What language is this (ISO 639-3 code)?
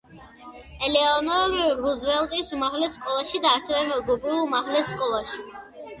kat